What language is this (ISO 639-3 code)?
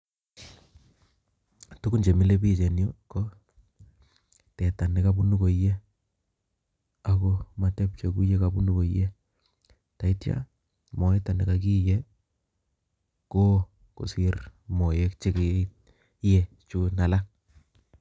kln